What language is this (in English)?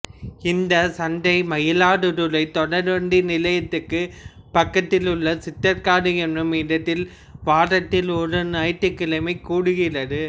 Tamil